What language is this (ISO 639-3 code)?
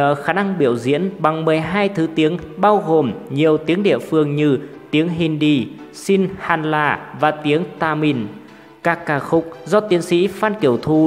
vie